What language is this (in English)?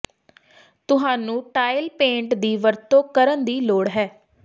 Punjabi